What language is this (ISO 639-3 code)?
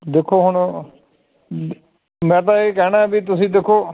pan